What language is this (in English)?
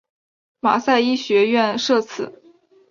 Chinese